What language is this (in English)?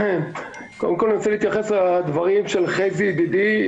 Hebrew